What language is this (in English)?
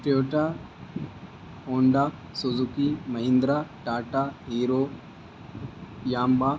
Urdu